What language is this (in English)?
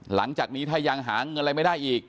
Thai